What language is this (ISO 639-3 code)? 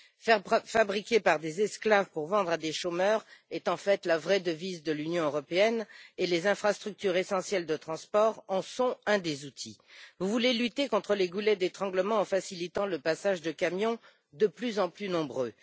fra